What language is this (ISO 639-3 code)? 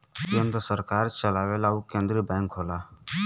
bho